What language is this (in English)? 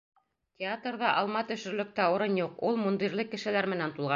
Bashkir